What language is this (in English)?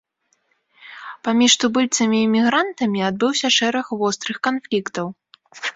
Belarusian